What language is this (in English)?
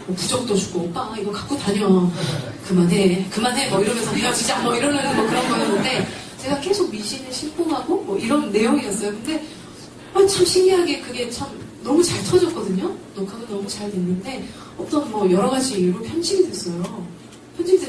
Korean